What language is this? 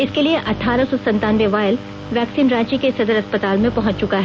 Hindi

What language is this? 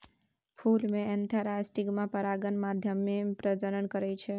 Maithili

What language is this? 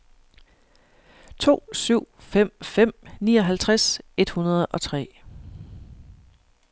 Danish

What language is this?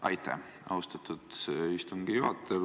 Estonian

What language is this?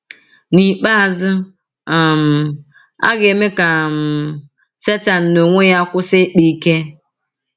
Igbo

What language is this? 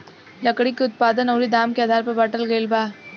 Bhojpuri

